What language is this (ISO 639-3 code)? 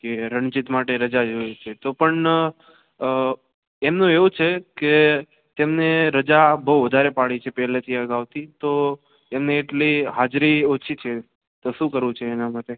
guj